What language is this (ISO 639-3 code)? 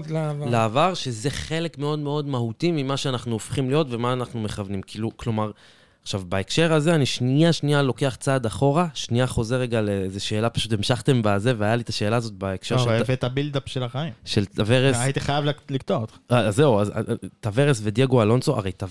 heb